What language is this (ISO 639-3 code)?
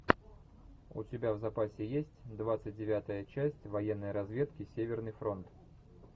rus